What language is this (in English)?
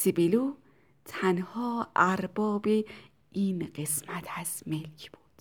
Persian